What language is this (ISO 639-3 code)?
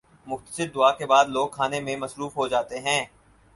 urd